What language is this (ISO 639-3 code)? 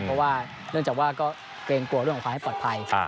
tha